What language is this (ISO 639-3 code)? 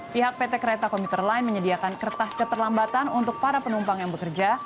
ind